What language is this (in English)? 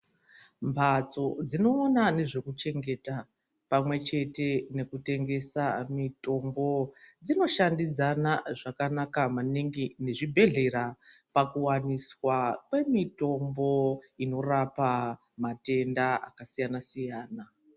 Ndau